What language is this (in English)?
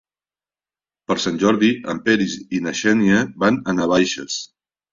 Catalan